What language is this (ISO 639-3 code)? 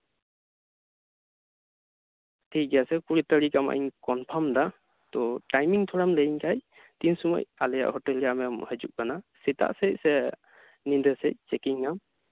sat